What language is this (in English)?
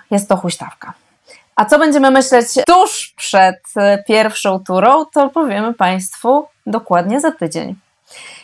Polish